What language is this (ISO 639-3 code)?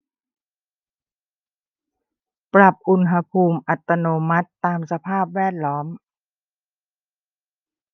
tha